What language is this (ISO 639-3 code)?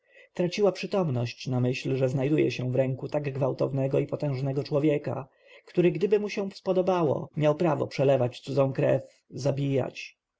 pol